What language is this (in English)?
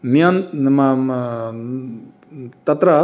Sanskrit